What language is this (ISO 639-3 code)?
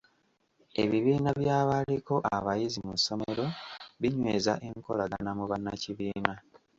lug